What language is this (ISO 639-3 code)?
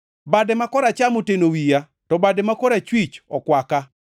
luo